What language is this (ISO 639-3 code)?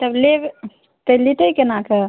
mai